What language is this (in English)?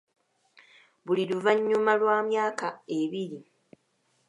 Ganda